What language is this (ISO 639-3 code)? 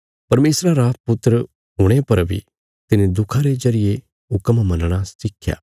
kfs